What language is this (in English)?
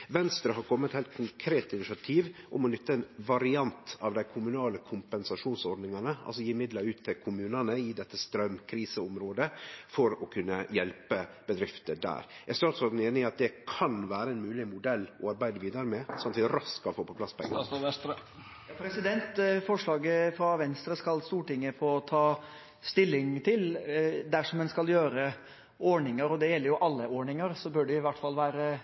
Norwegian